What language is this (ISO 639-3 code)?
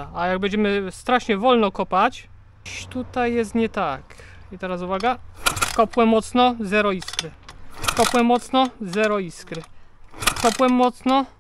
pol